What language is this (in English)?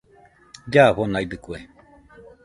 Nüpode Huitoto